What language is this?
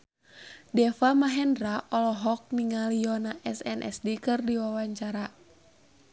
Sundanese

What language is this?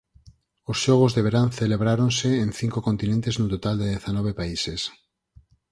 Galician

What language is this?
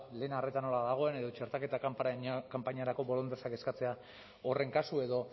Basque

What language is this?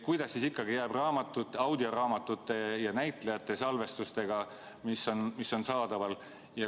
Estonian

